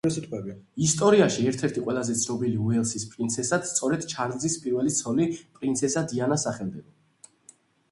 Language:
Georgian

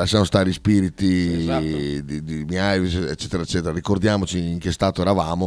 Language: Italian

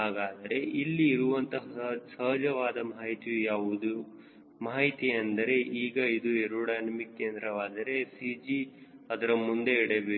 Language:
Kannada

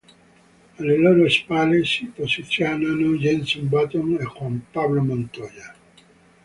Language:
Italian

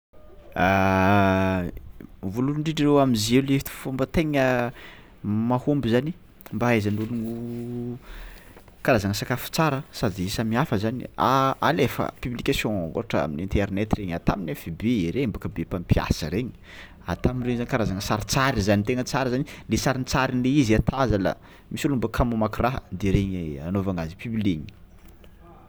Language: Tsimihety Malagasy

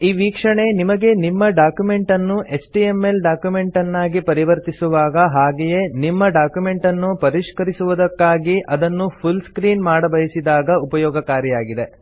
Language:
Kannada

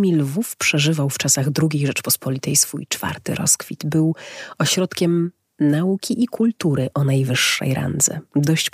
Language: Polish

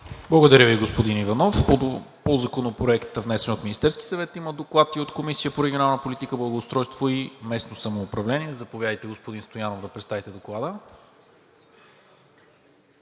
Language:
Bulgarian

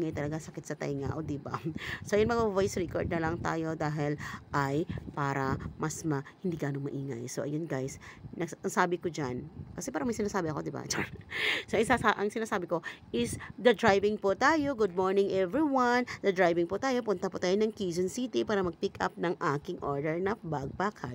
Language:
Filipino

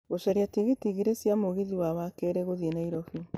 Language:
Kikuyu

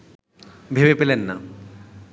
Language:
Bangla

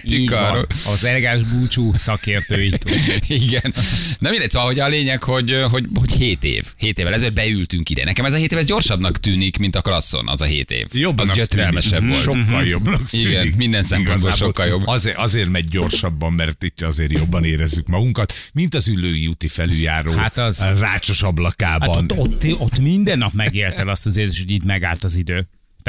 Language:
Hungarian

